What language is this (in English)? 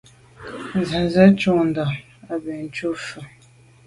Medumba